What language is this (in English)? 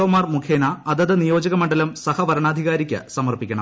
Malayalam